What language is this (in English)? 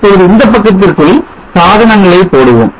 Tamil